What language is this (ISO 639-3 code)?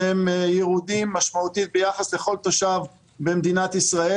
heb